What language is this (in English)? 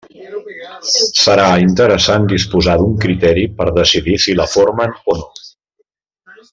Catalan